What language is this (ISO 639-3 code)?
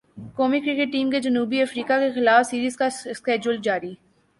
urd